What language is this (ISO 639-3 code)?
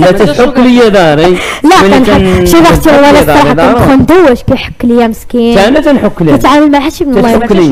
ara